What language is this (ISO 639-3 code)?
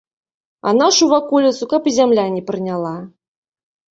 bel